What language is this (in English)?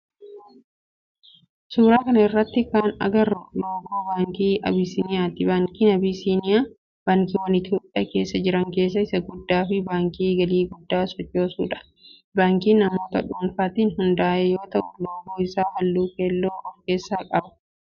Oromo